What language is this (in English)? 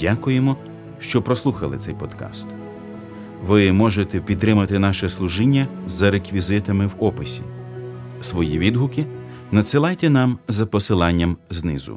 Ukrainian